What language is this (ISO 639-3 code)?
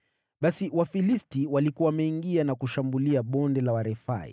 swa